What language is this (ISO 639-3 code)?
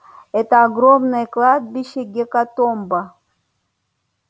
rus